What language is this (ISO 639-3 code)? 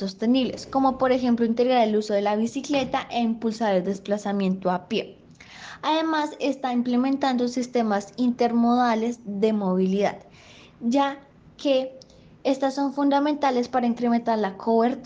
spa